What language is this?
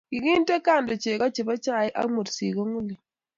Kalenjin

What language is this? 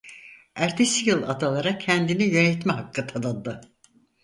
Turkish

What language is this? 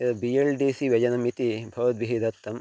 Sanskrit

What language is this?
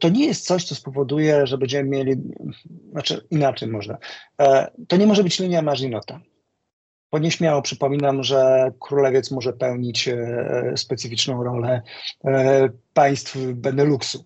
Polish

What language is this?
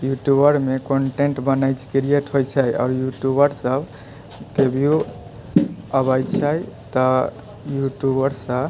Maithili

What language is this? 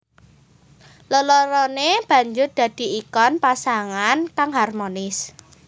Javanese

